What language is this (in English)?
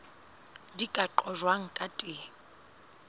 Southern Sotho